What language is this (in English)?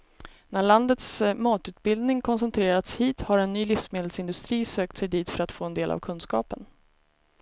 Swedish